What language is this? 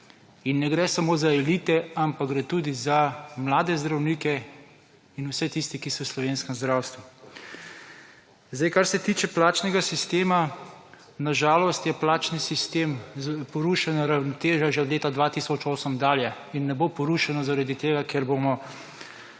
Slovenian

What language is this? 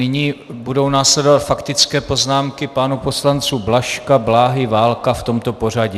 Czech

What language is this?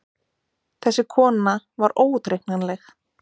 Icelandic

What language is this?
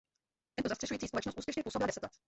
Czech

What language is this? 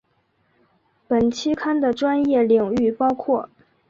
Chinese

